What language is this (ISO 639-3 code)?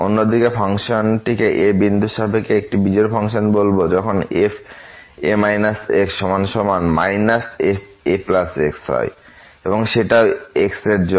ben